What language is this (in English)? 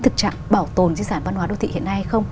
Vietnamese